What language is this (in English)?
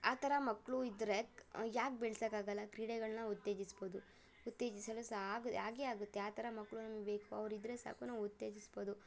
Kannada